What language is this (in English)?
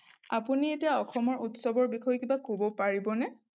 Assamese